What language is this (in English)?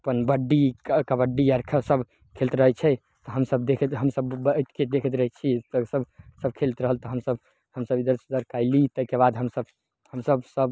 Maithili